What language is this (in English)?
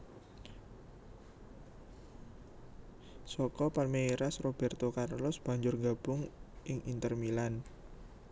Javanese